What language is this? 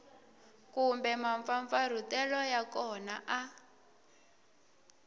Tsonga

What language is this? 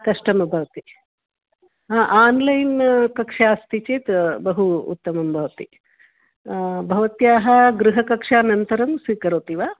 Sanskrit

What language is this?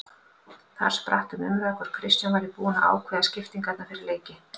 Icelandic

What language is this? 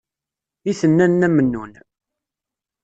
Kabyle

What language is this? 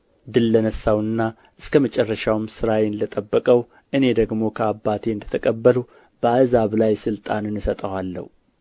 Amharic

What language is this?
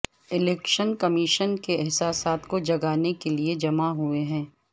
Urdu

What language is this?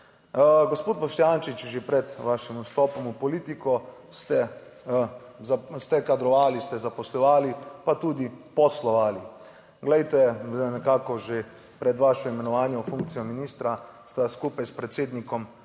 Slovenian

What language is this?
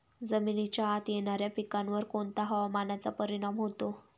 Marathi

